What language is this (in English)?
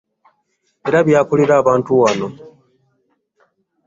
Ganda